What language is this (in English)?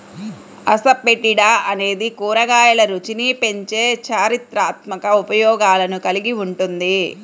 Telugu